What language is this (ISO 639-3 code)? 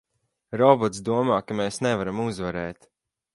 lav